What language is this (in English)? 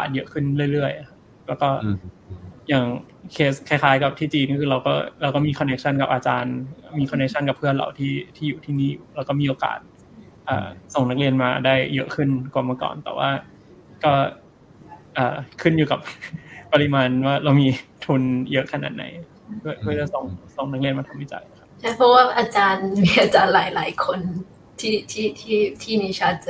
Thai